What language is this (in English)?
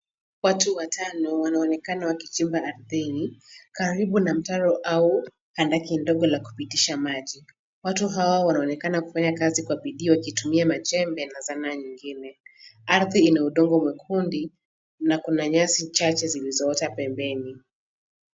Swahili